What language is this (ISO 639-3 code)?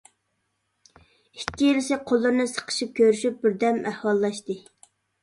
uig